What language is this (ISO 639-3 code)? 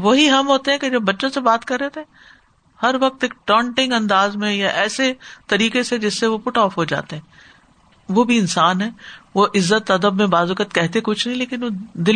urd